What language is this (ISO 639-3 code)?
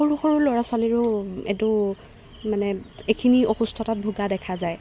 asm